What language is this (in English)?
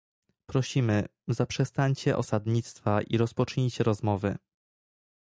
Polish